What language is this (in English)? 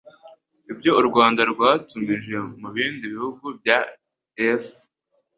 Kinyarwanda